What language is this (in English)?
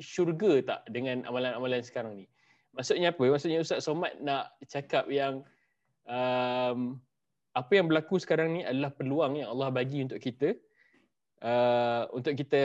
Malay